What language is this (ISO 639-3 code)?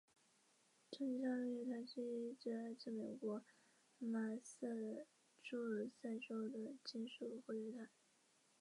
zho